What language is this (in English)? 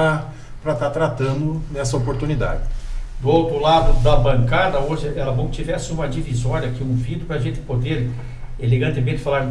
Portuguese